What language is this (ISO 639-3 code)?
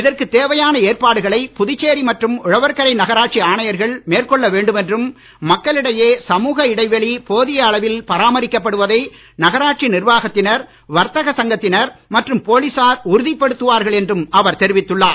tam